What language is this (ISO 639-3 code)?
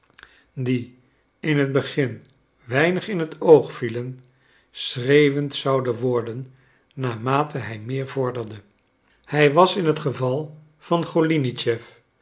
nld